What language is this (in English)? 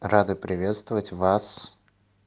Russian